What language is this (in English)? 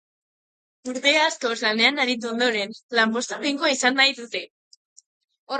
Basque